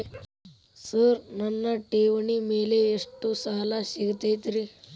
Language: Kannada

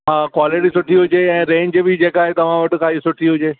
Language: Sindhi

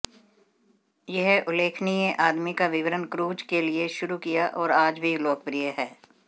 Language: Hindi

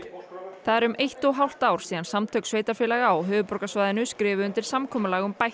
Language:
Icelandic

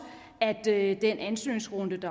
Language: Danish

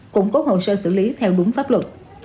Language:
Vietnamese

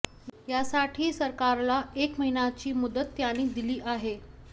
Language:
Marathi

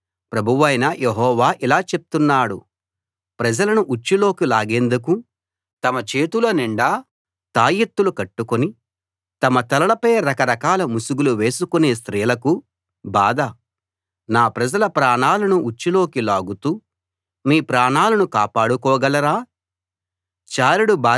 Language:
Telugu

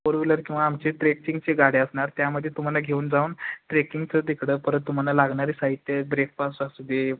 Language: Marathi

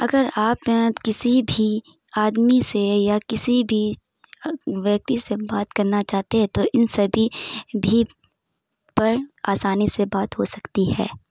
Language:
Urdu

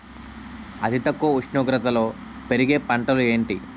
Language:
Telugu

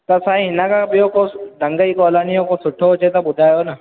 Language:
Sindhi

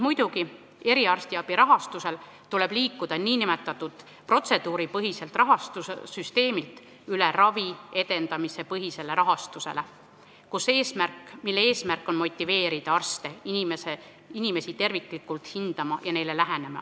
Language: Estonian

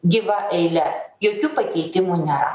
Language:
Lithuanian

